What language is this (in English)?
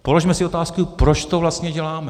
Czech